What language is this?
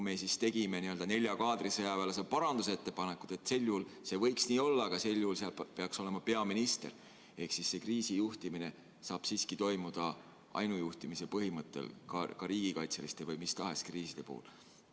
Estonian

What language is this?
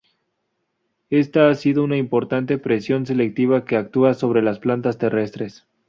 Spanish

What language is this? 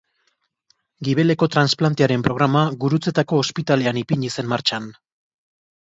Basque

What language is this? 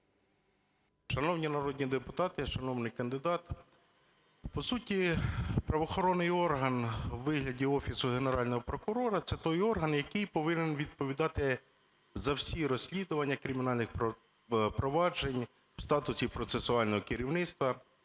Ukrainian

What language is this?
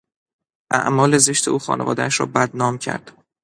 Persian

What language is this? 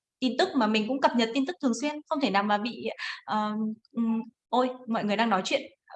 Vietnamese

